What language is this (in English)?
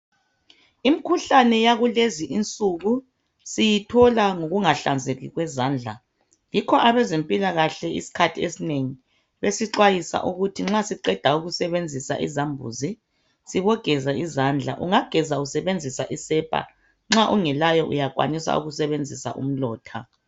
North Ndebele